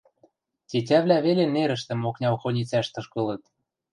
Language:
Western Mari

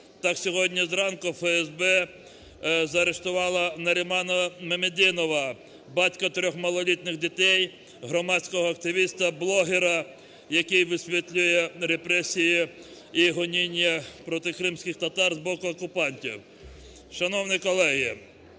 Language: Ukrainian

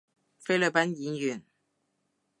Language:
Cantonese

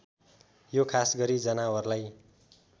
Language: Nepali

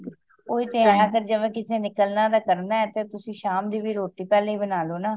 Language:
Punjabi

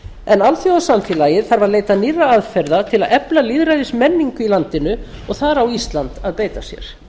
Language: Icelandic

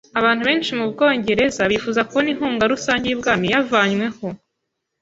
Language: Kinyarwanda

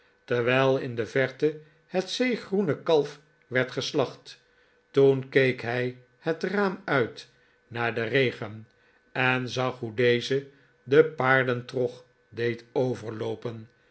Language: Dutch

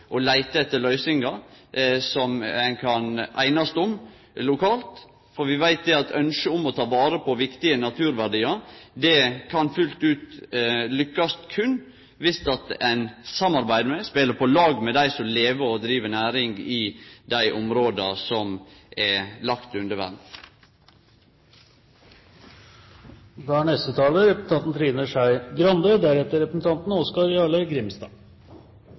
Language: Norwegian Nynorsk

